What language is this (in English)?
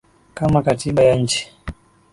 Swahili